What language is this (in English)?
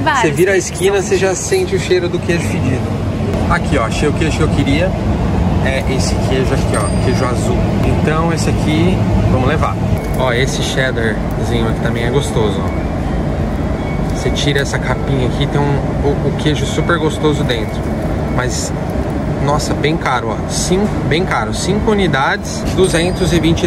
Portuguese